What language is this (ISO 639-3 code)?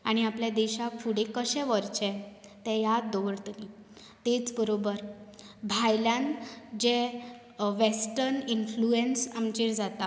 kok